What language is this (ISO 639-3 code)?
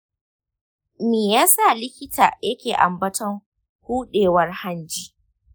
hau